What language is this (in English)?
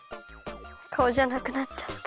Japanese